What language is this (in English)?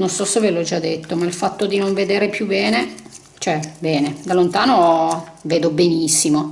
Italian